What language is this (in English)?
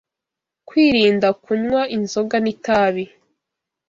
Kinyarwanda